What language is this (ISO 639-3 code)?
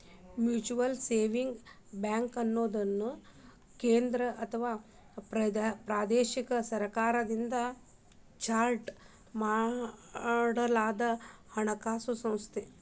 kan